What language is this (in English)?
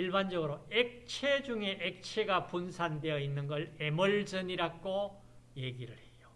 Korean